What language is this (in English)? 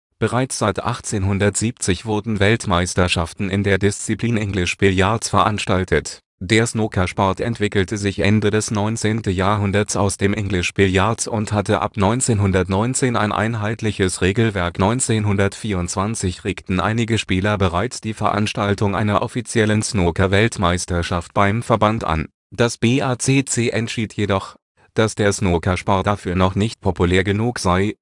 German